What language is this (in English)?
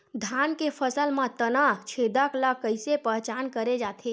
Chhattisgarhi